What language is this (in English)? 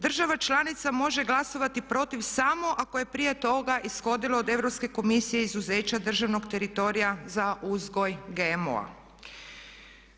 Croatian